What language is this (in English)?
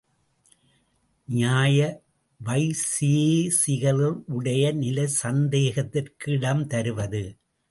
Tamil